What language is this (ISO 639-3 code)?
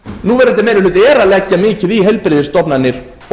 isl